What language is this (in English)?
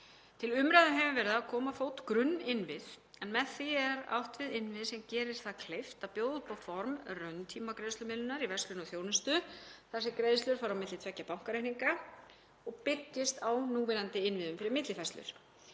Icelandic